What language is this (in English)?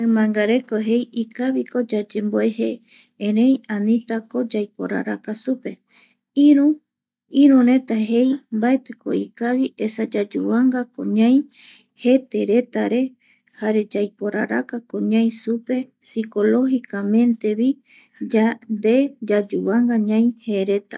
Eastern Bolivian Guaraní